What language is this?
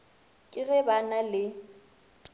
Northern Sotho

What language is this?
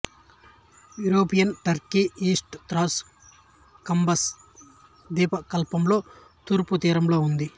Telugu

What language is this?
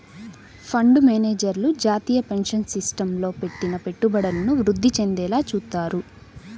Telugu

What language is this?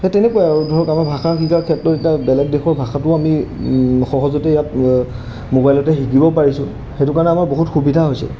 Assamese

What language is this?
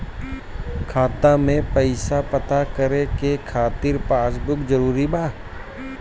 Bhojpuri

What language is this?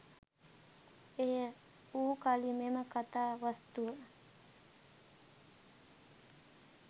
Sinhala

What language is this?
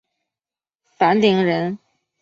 Chinese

